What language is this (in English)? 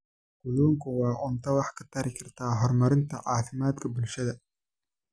Somali